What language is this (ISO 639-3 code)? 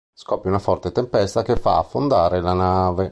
ita